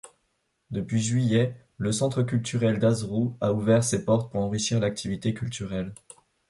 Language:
French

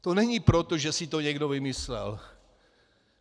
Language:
Czech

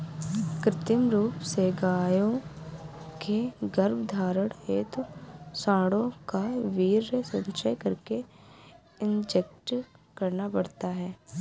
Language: Hindi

